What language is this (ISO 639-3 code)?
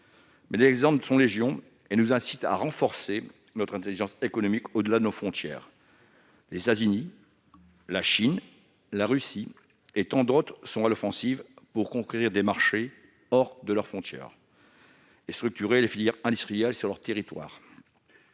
fra